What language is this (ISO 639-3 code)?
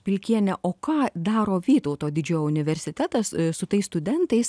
lit